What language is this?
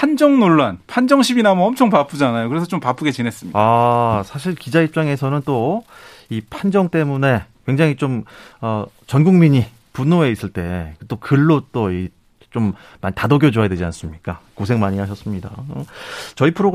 Korean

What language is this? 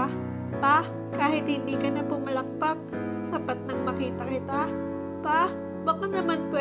Filipino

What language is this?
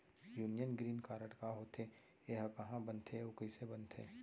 Chhattisgarhi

